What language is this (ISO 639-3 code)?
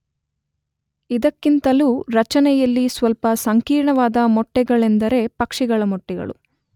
kan